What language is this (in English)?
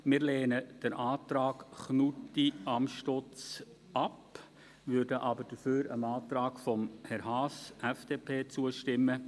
Swiss German